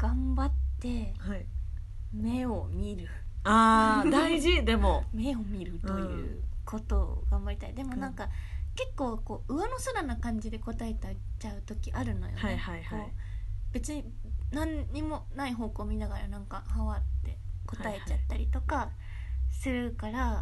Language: Japanese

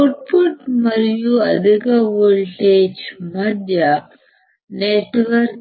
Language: Telugu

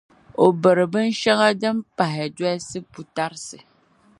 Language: Dagbani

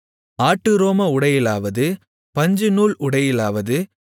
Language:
Tamil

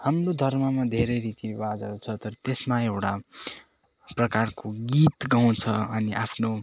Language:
Nepali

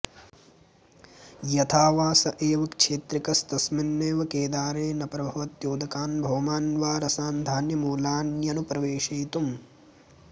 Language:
Sanskrit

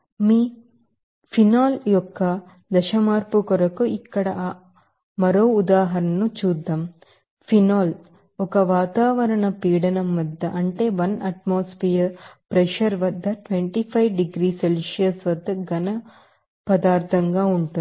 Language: Telugu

